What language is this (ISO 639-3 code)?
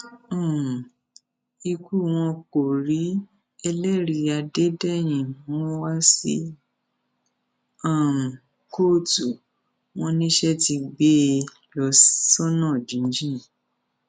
yor